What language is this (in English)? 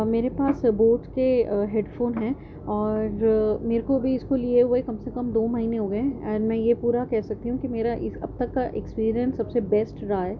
Urdu